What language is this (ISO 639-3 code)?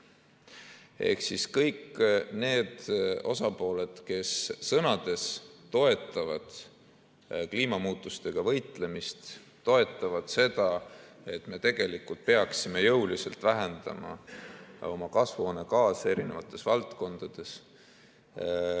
est